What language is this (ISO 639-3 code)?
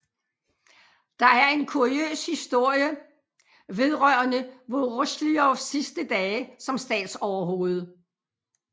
dan